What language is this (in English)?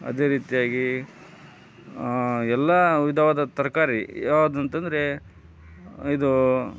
Kannada